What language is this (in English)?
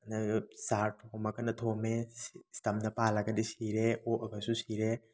Manipuri